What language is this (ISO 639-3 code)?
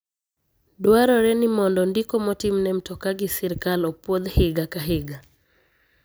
luo